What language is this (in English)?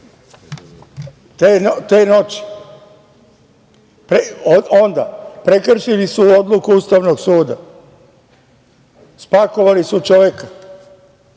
Serbian